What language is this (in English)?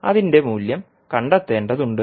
Malayalam